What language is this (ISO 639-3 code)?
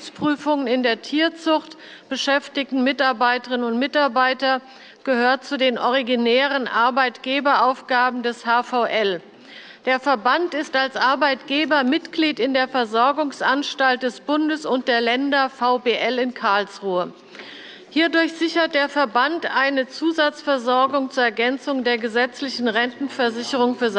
deu